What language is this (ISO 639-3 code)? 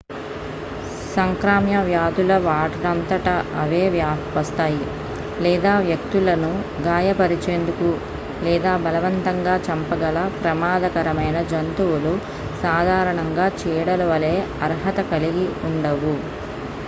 tel